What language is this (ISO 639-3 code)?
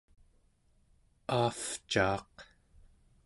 esu